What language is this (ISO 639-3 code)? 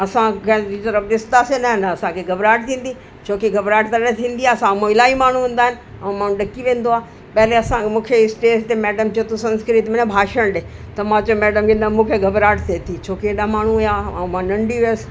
snd